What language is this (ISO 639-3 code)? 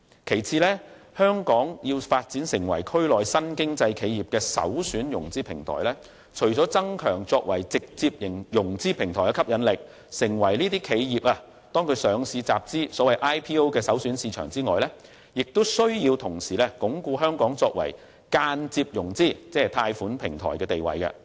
yue